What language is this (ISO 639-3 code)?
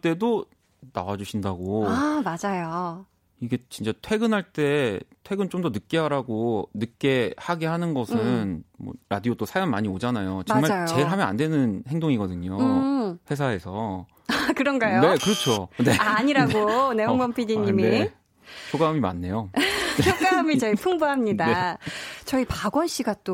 kor